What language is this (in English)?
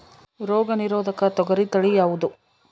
Kannada